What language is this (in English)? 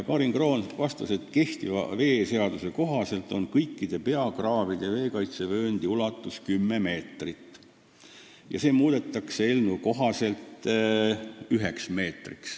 Estonian